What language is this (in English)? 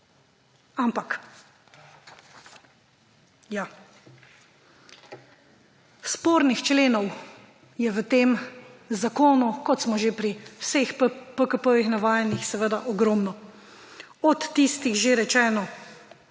Slovenian